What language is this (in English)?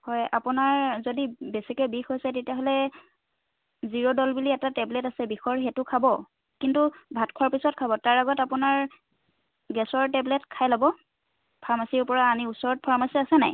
Assamese